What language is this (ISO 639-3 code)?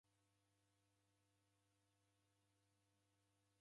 dav